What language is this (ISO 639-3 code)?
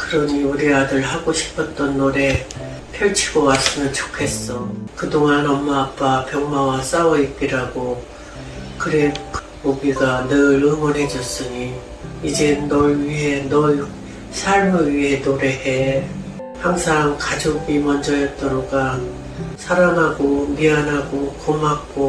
kor